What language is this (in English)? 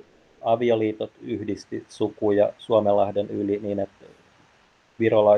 Finnish